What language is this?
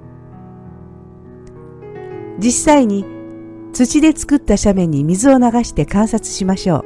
Japanese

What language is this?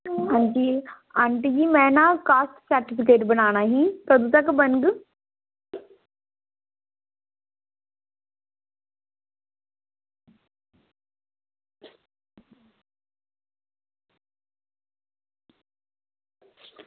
Dogri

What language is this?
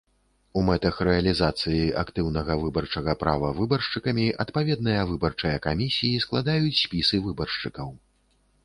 Belarusian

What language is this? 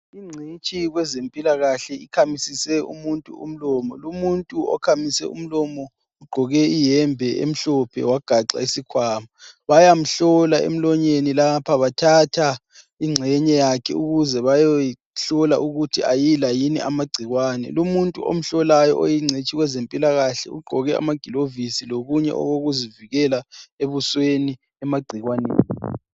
North Ndebele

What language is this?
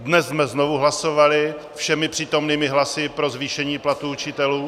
Czech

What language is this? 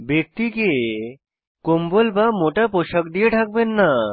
Bangla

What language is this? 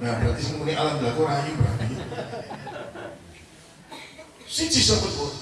Indonesian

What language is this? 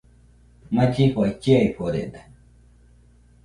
Nüpode Huitoto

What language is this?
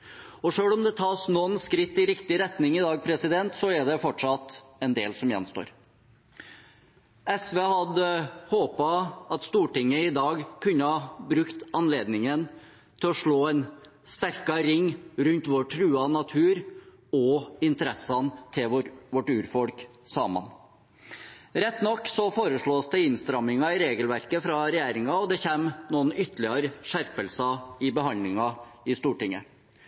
Norwegian Bokmål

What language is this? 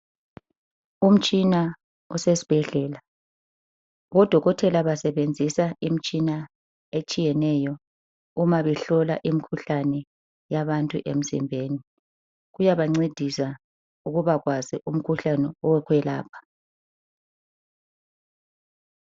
North Ndebele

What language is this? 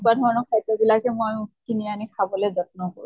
Assamese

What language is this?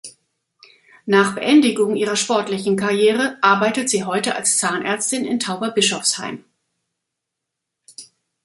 German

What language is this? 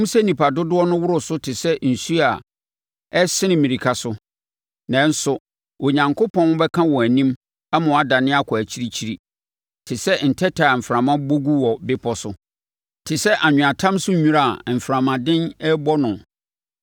Akan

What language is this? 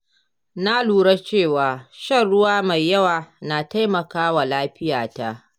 Hausa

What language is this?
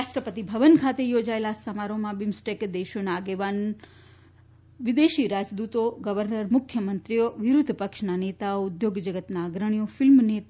Gujarati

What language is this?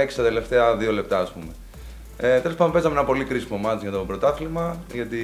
Greek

